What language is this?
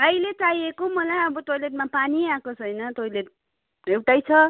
Nepali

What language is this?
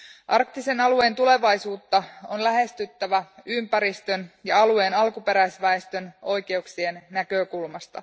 Finnish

